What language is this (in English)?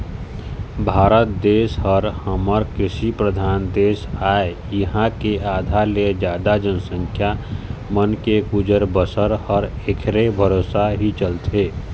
Chhattisgarhi